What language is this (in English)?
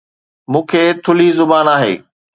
Sindhi